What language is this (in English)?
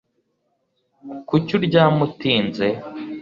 Kinyarwanda